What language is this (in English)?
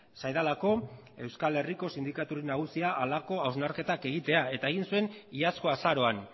Basque